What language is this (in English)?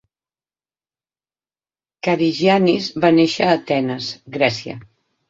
Catalan